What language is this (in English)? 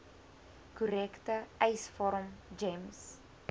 Afrikaans